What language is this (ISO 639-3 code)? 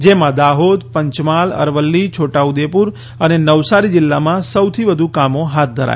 guj